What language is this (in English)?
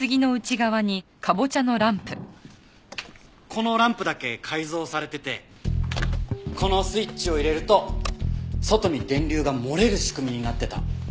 Japanese